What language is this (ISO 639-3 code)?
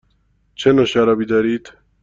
fas